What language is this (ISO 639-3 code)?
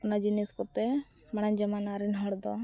sat